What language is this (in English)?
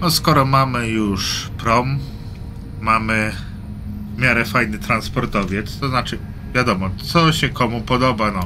Polish